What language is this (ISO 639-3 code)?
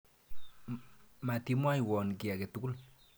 kln